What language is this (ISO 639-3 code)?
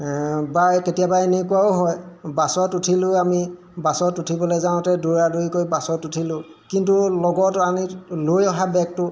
asm